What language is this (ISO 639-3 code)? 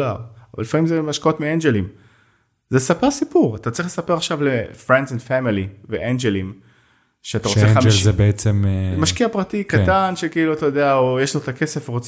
heb